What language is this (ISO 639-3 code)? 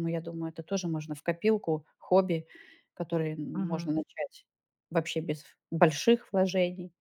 rus